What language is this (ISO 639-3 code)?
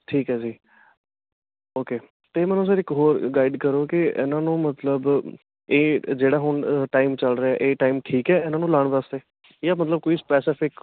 pan